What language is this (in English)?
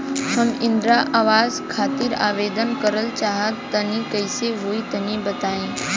Bhojpuri